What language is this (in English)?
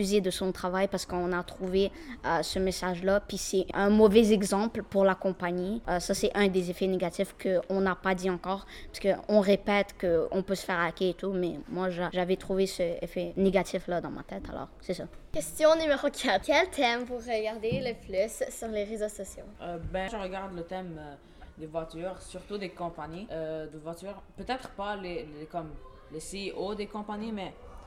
French